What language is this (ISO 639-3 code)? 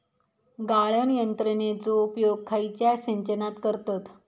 mar